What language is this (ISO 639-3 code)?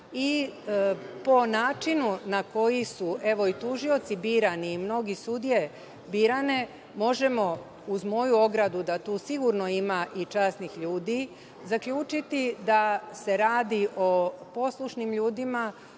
srp